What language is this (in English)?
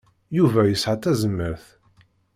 Kabyle